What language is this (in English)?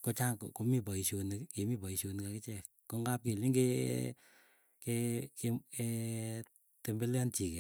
Keiyo